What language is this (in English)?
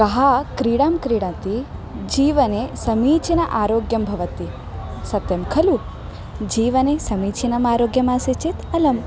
Sanskrit